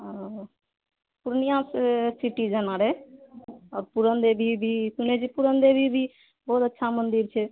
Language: Maithili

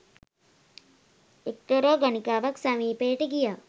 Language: Sinhala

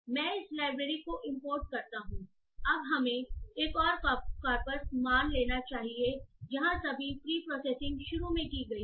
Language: Hindi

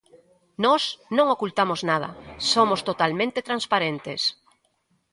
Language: Galician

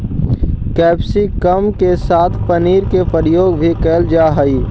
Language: Magahi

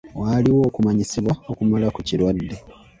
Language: Ganda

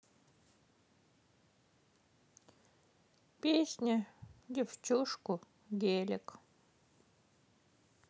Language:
Russian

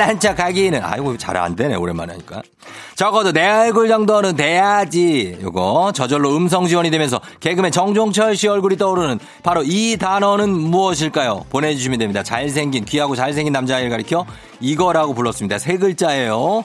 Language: Korean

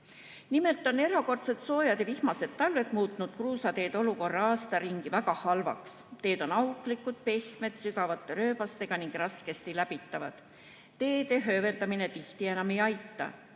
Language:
Estonian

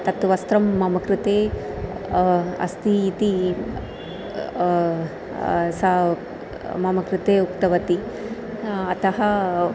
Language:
Sanskrit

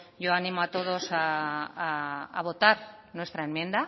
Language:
Spanish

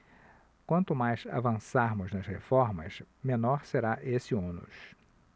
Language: Portuguese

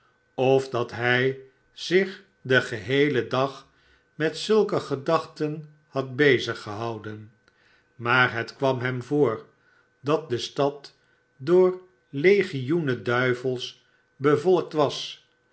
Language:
Dutch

